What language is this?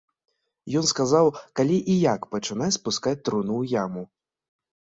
Belarusian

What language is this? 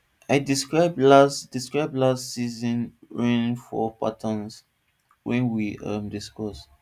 Nigerian Pidgin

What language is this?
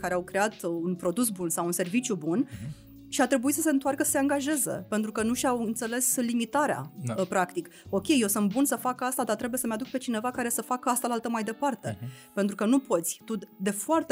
Romanian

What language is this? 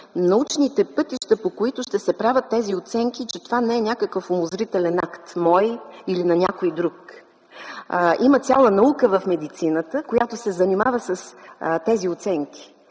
Bulgarian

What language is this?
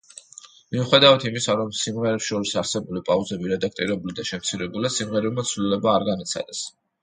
Georgian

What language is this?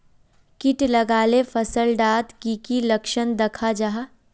Magahi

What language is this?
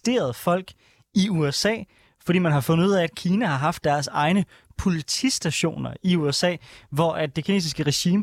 Danish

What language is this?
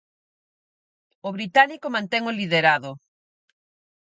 Galician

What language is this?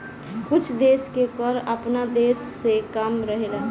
Bhojpuri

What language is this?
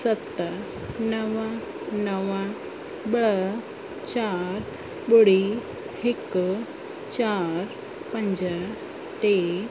Sindhi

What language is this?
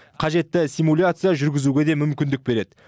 Kazakh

